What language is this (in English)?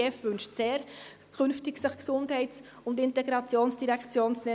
Swiss German